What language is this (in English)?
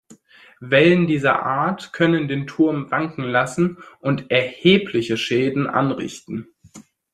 German